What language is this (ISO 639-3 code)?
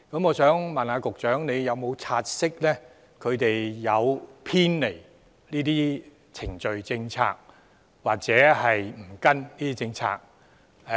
yue